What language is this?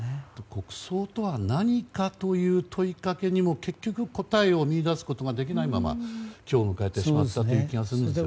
Japanese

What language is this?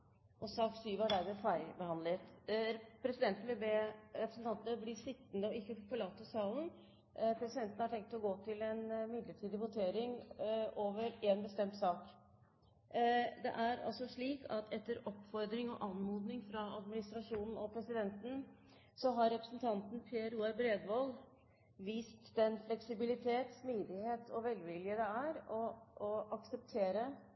Norwegian Bokmål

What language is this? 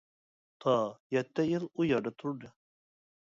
Uyghur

